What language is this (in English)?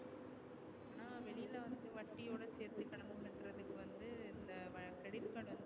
Tamil